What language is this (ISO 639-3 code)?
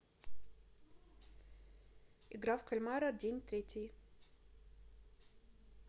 rus